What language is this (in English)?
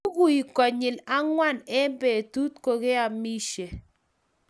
Kalenjin